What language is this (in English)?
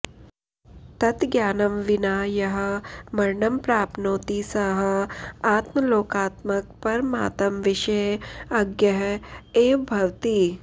Sanskrit